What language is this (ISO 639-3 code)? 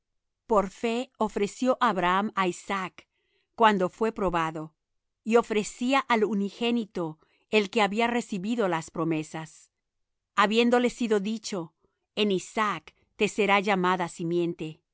spa